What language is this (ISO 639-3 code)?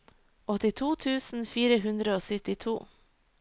nor